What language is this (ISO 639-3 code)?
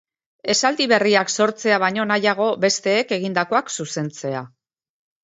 eus